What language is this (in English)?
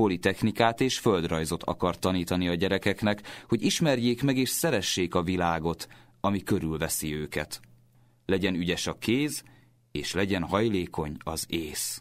Hungarian